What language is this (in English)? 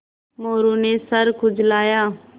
Hindi